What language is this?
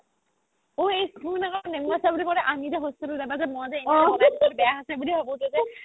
Assamese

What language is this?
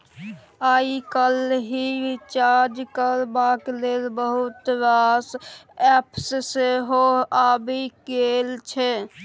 Maithili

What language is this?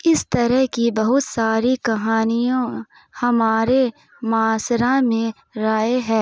Urdu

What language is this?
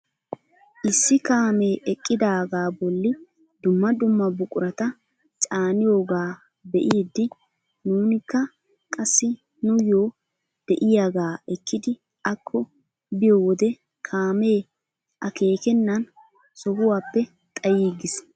Wolaytta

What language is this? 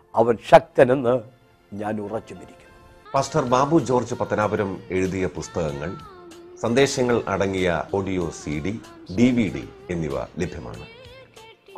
Malayalam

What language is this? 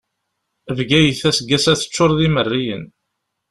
Kabyle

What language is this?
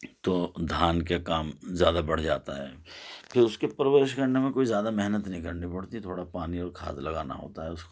Urdu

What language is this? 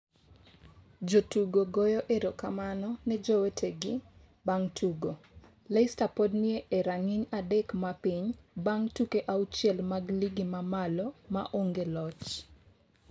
Luo (Kenya and Tanzania)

